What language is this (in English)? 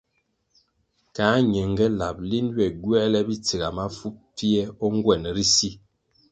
Kwasio